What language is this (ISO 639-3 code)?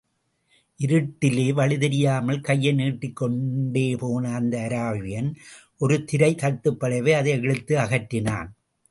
tam